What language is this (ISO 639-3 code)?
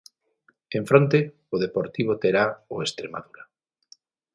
glg